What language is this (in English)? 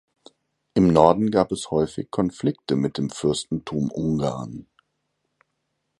German